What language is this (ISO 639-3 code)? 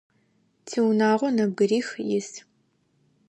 ady